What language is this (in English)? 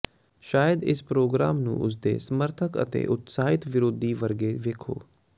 Punjabi